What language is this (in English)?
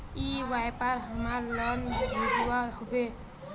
Magahi